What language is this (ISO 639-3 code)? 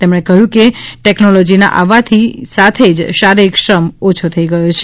guj